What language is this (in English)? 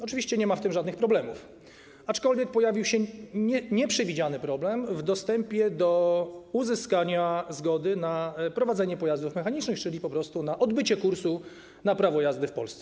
Polish